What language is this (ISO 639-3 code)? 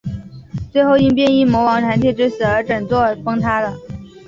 zho